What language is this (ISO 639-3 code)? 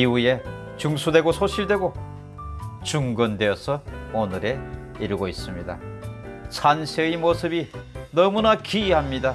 kor